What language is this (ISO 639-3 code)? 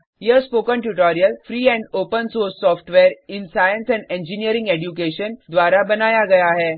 hin